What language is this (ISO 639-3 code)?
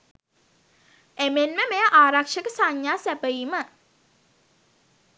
sin